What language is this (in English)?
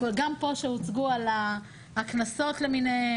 Hebrew